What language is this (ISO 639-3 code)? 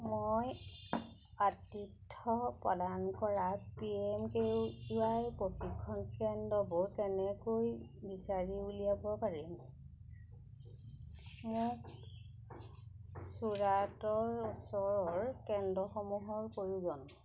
asm